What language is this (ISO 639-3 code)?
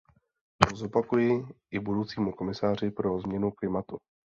ces